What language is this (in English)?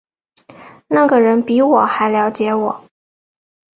Chinese